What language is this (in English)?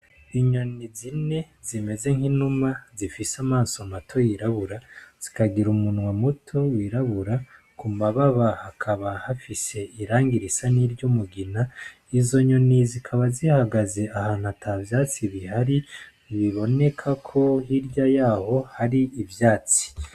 Rundi